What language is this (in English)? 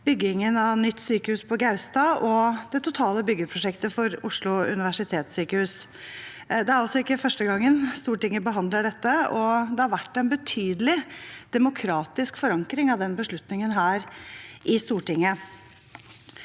Norwegian